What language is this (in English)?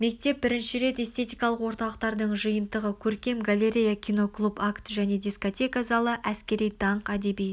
Kazakh